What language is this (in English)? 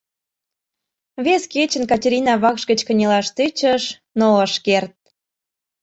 Mari